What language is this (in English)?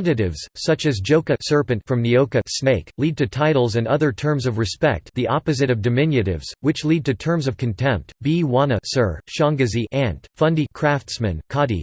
English